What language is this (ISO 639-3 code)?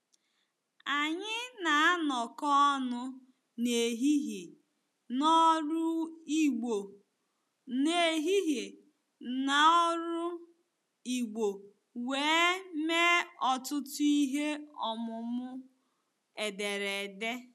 ibo